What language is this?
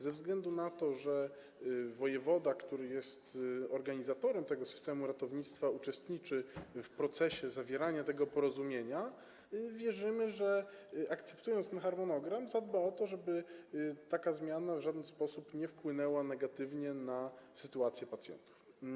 Polish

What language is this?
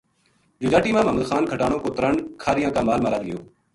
Gujari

